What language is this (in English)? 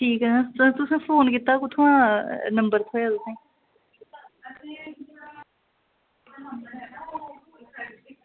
Dogri